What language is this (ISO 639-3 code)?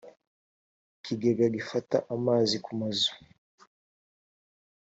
kin